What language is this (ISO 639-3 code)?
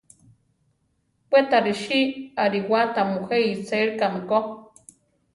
tar